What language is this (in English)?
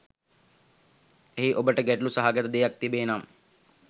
Sinhala